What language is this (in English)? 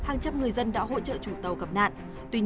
Vietnamese